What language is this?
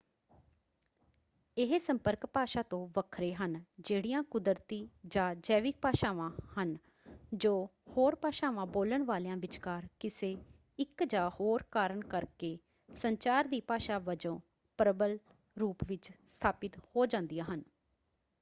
Punjabi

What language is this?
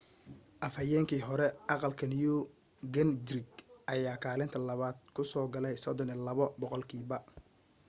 Somali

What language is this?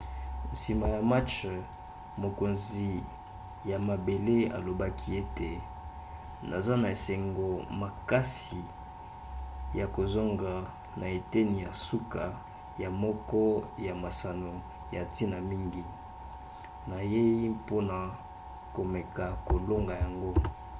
Lingala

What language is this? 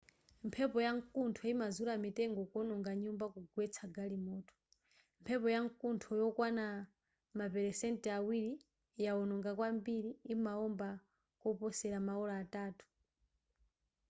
Nyanja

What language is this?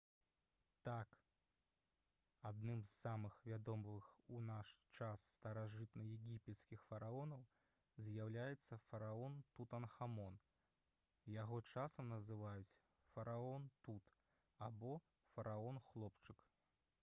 Belarusian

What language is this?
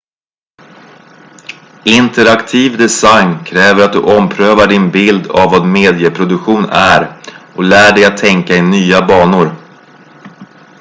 Swedish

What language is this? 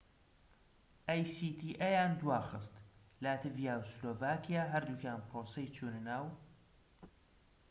Central Kurdish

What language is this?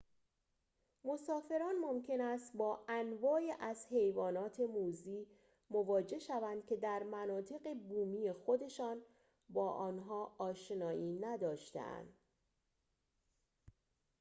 Persian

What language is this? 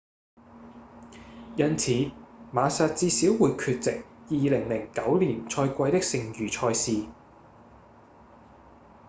Cantonese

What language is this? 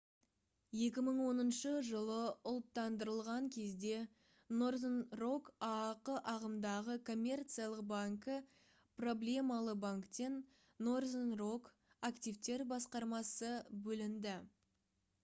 Kazakh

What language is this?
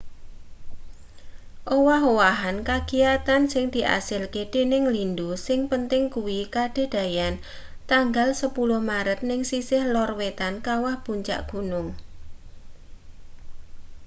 Javanese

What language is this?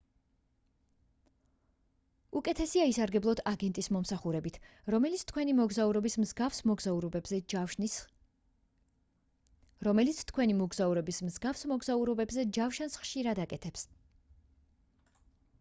Georgian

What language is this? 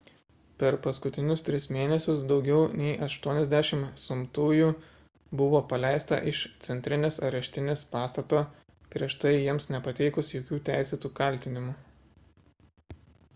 Lithuanian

